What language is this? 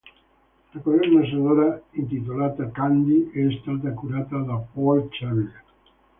Italian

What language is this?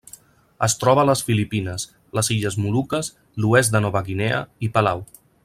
Catalan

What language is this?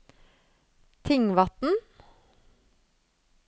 Norwegian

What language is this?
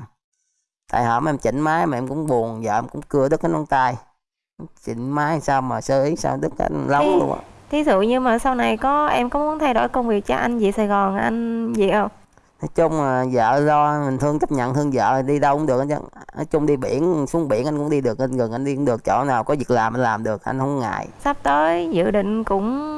Vietnamese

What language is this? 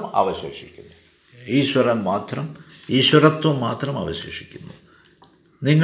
Malayalam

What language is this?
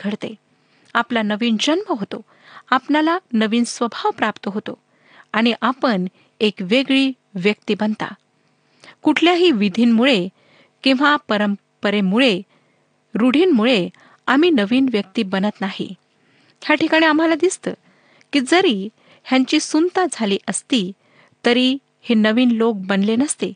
Marathi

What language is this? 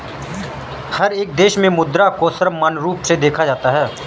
Hindi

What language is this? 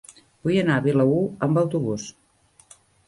Catalan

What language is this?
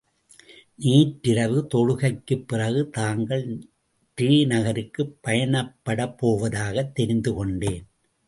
Tamil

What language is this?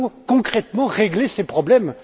French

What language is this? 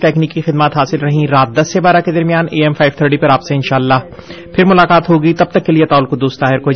Urdu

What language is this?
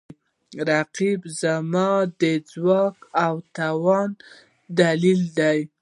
Pashto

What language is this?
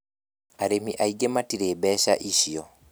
Kikuyu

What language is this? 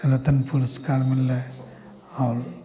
Maithili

